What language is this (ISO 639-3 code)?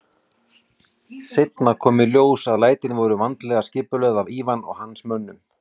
isl